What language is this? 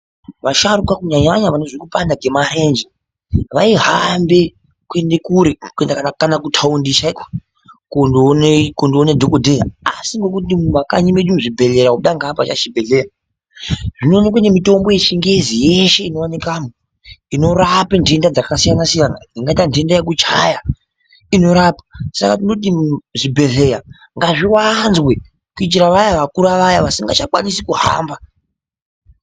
Ndau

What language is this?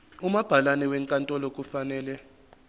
Zulu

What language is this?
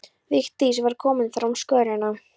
Icelandic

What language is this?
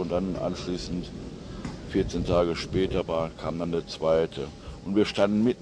German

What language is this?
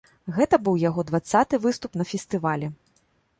Belarusian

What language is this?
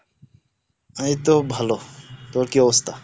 Bangla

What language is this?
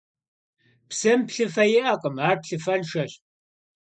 Kabardian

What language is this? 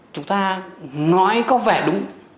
Vietnamese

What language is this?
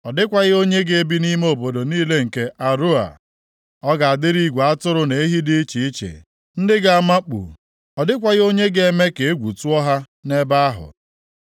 Igbo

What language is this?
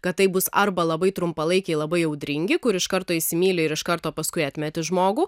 Lithuanian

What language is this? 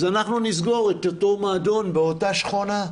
Hebrew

